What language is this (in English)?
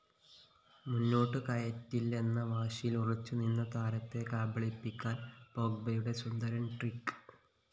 Malayalam